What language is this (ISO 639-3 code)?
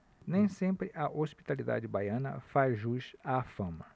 por